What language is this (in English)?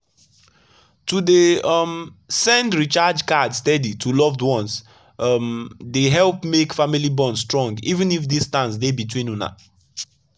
Nigerian Pidgin